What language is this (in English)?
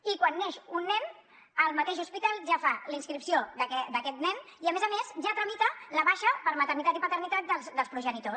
Catalan